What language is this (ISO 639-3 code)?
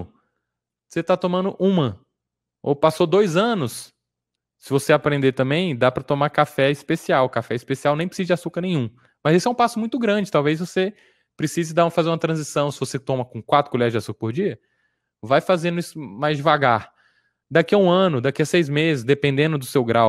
por